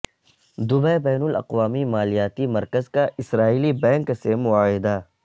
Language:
Urdu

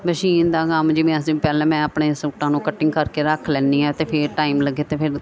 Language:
Punjabi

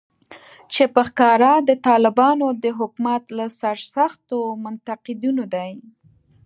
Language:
Pashto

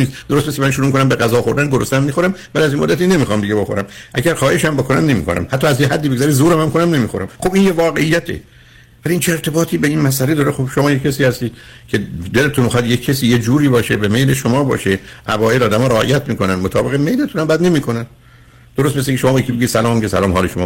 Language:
Persian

